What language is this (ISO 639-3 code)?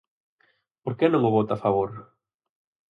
glg